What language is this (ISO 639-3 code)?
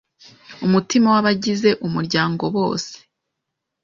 kin